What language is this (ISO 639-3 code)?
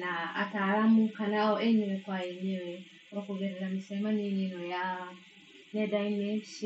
kik